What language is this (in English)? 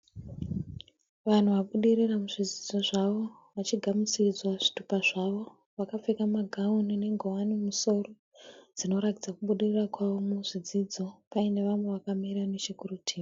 Shona